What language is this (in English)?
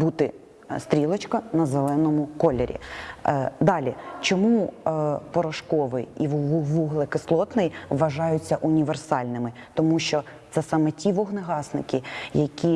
Ukrainian